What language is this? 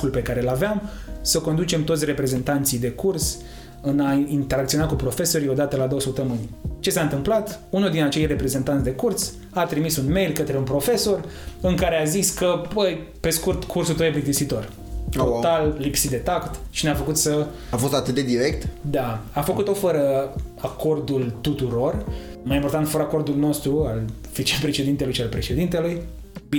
Romanian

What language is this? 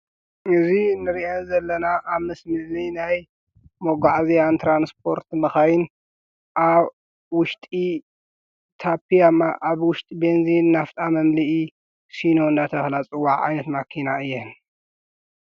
Tigrinya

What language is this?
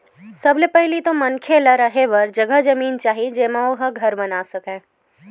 Chhattisgarhi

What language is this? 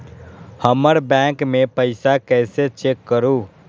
Magahi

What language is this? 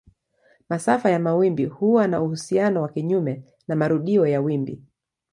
Swahili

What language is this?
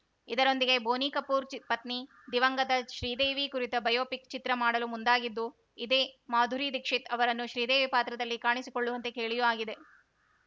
Kannada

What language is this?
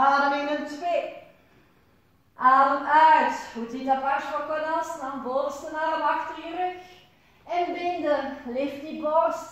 Dutch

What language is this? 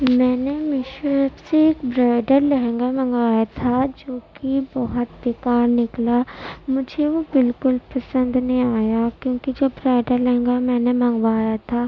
Urdu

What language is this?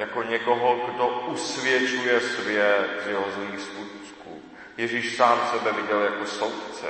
Czech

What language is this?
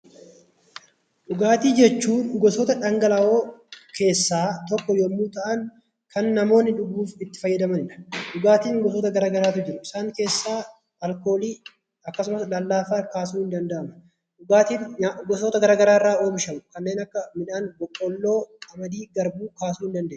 Oromo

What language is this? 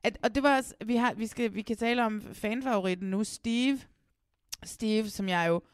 Danish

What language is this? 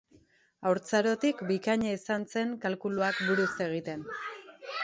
Basque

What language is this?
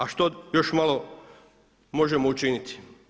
Croatian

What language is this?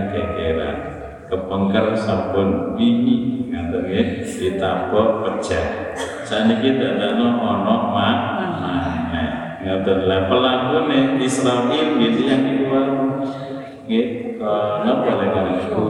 Indonesian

